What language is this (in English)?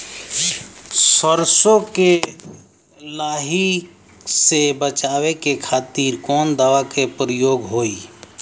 Bhojpuri